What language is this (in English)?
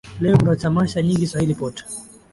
Swahili